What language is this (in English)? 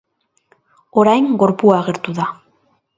Basque